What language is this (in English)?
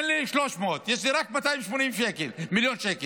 Hebrew